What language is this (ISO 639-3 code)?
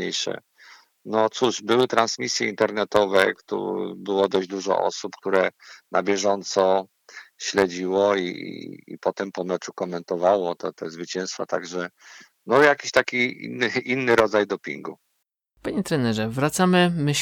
pol